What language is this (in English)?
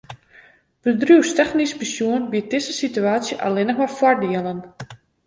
Western Frisian